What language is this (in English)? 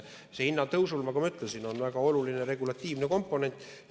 Estonian